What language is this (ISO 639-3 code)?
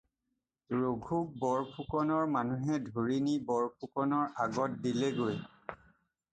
asm